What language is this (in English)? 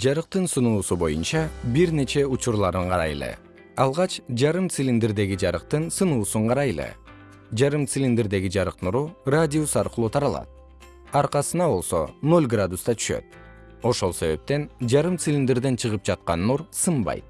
Kyrgyz